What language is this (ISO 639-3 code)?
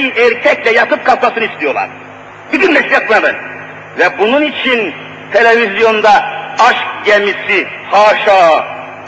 tur